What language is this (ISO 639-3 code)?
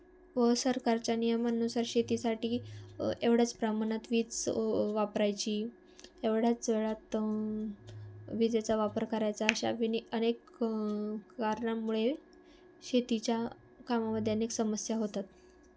mar